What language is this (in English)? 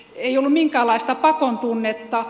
Finnish